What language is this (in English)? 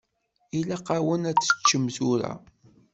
Kabyle